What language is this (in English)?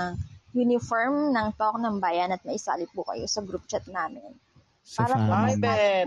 Filipino